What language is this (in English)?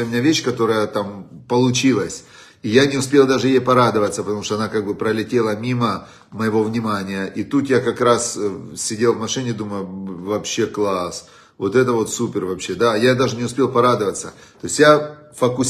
Russian